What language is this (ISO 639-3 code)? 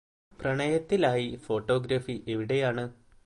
mal